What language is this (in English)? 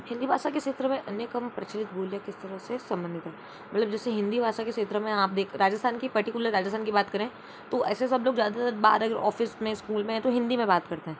Hindi